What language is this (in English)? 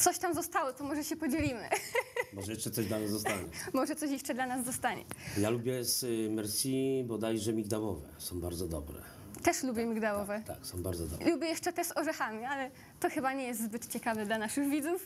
Polish